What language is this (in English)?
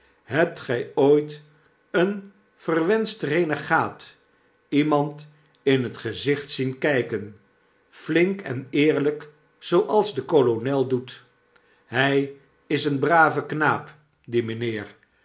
Dutch